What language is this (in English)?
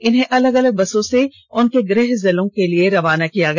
Hindi